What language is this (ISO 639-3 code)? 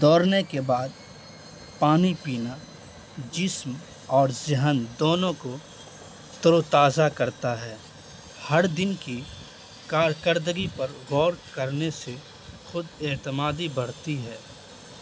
urd